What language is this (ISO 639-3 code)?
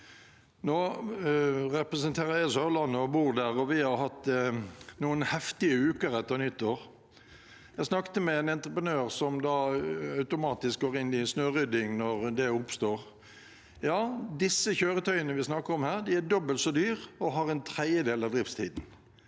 nor